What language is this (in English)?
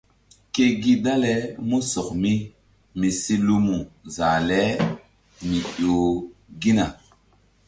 Mbum